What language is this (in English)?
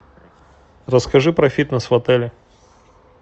Russian